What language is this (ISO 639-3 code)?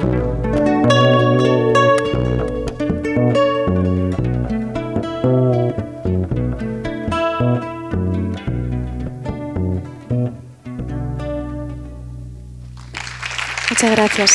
spa